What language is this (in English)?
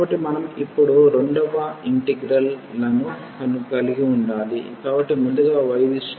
Telugu